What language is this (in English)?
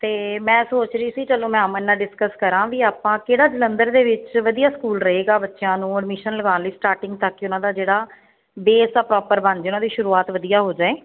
Punjabi